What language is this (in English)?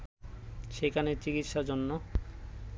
Bangla